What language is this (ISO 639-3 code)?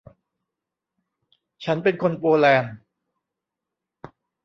tha